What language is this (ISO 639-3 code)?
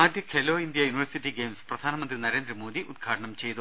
mal